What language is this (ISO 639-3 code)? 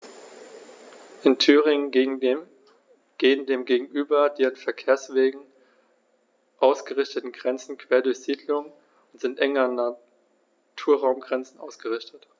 deu